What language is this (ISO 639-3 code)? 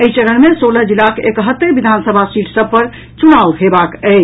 mai